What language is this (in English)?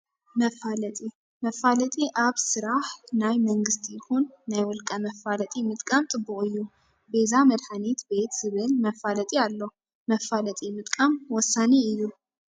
Tigrinya